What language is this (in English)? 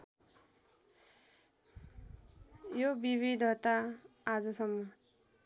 Nepali